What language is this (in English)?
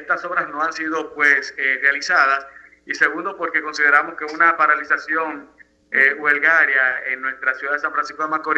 Spanish